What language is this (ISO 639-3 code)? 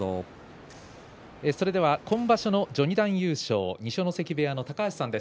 jpn